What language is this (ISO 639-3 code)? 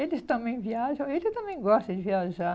por